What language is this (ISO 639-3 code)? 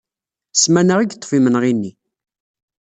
kab